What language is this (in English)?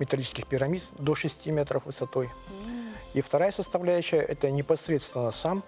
Russian